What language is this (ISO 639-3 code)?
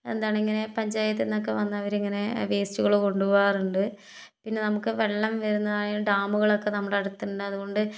mal